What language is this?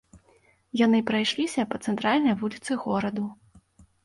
Belarusian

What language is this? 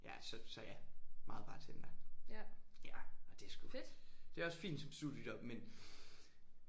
Danish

